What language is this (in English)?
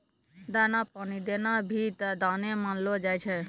Maithili